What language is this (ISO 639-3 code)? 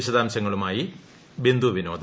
mal